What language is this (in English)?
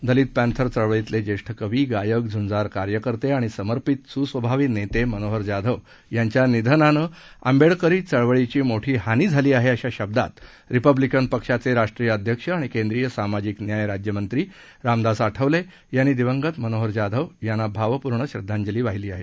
Marathi